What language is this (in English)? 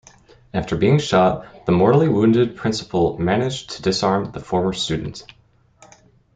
English